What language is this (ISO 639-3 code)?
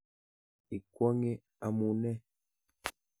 kln